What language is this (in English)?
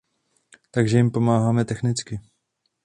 Czech